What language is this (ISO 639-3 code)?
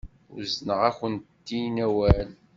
kab